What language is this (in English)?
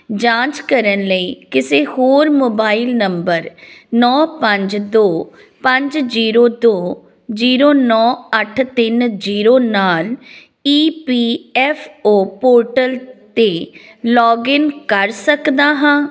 Punjabi